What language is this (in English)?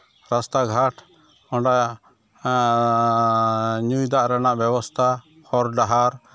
Santali